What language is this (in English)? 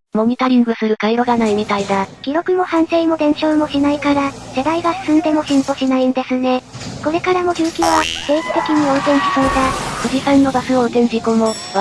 Japanese